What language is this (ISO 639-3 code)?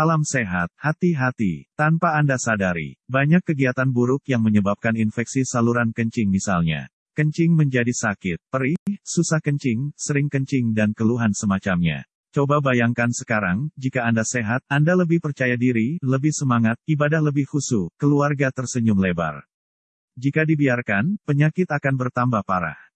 ind